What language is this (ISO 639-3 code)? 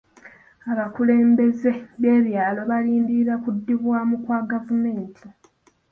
lug